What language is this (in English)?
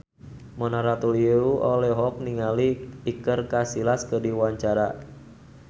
Sundanese